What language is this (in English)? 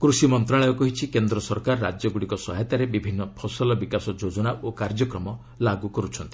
Odia